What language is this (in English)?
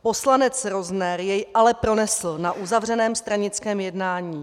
Czech